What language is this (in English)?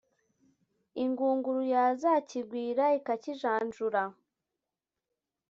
Kinyarwanda